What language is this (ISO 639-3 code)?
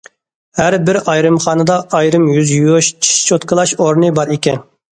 uig